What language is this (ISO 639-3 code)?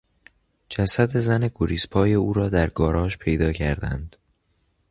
fas